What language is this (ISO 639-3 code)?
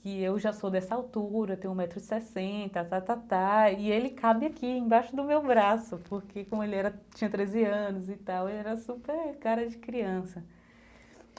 por